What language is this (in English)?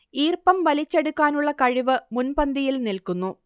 Malayalam